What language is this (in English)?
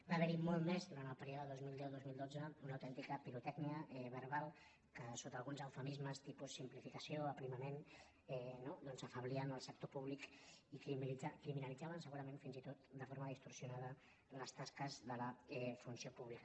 Catalan